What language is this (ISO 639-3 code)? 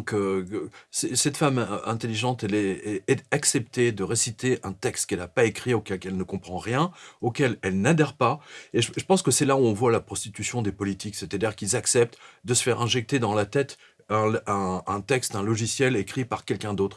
fra